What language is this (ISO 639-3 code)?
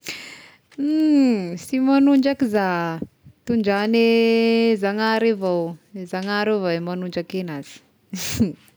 tkg